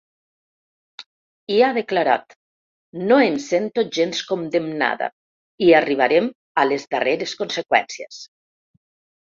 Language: Catalan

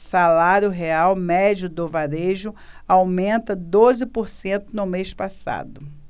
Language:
Portuguese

